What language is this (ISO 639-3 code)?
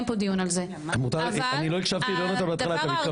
heb